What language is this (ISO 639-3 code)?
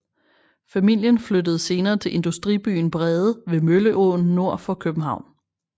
dan